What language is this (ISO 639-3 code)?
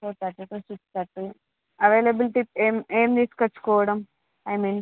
tel